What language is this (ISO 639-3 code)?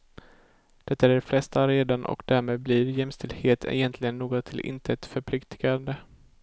swe